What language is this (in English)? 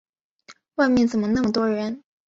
Chinese